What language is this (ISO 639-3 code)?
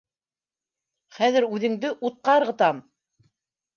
bak